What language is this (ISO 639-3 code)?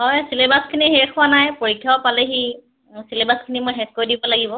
asm